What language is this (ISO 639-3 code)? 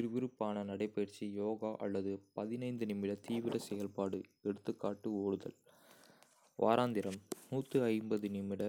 kfe